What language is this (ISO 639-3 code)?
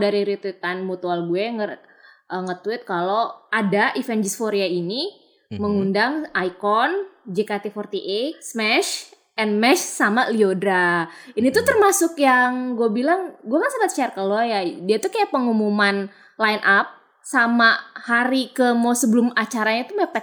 ind